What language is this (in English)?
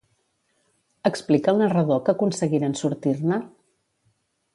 Catalan